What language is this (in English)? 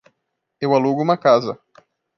Portuguese